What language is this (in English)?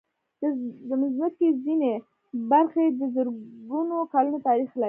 Pashto